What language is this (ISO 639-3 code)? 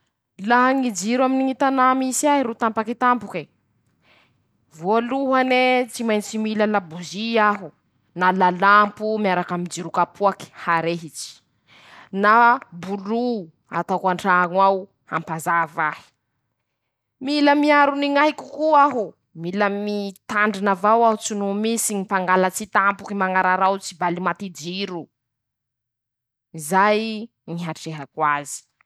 msh